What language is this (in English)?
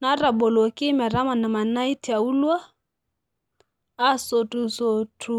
Masai